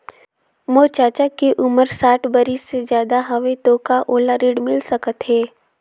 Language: Chhattisgarhi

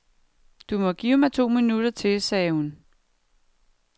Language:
Danish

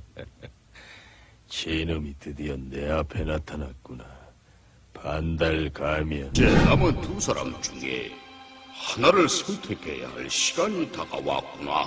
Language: Korean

